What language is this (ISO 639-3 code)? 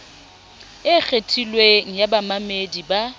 sot